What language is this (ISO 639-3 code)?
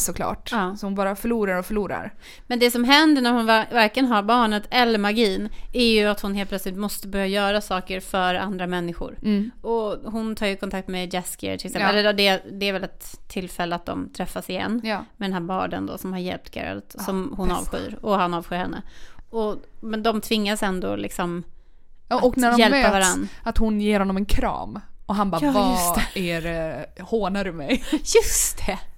swe